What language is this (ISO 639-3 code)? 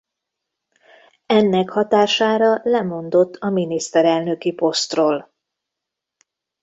hun